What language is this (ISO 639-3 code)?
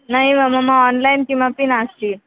san